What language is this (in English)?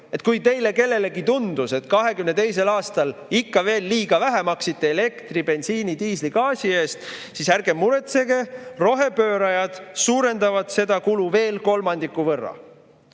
Estonian